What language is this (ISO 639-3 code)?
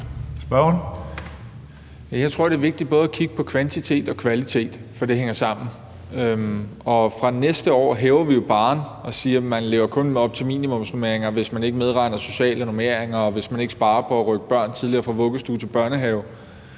dan